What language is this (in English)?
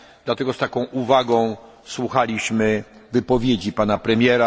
Polish